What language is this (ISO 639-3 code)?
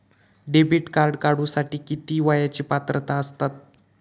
mar